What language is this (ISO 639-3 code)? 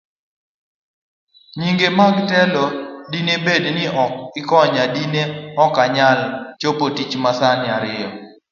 luo